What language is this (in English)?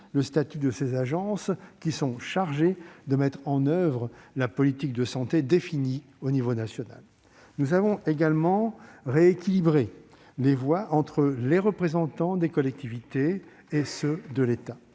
French